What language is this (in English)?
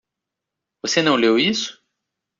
Portuguese